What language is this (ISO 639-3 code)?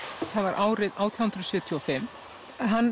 isl